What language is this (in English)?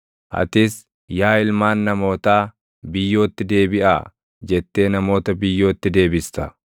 Oromo